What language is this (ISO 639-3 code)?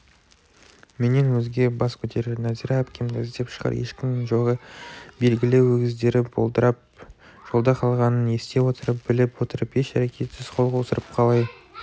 kaz